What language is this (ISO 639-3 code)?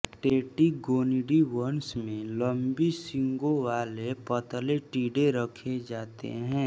hin